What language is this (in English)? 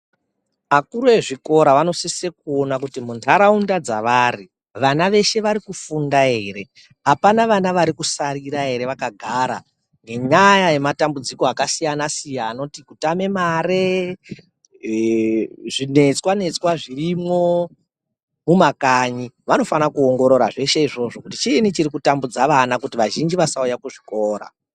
Ndau